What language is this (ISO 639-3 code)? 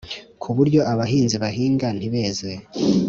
kin